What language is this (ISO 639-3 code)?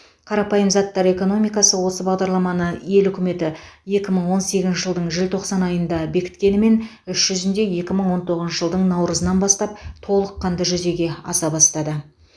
kaz